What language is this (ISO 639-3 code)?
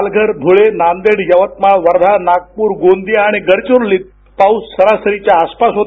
mar